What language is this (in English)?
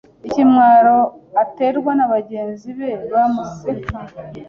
Kinyarwanda